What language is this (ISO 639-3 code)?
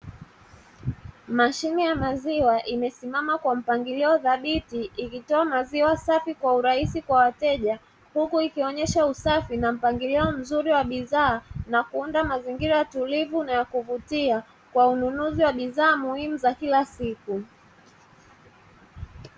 swa